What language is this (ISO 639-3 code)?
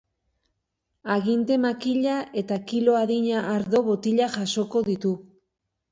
eus